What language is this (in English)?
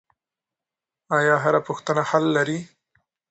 Pashto